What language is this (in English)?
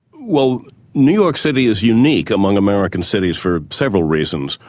English